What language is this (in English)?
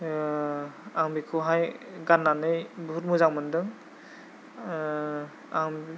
Bodo